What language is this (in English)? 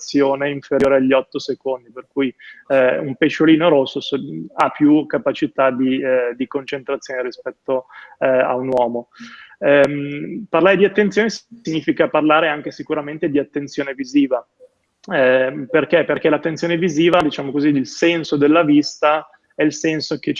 Italian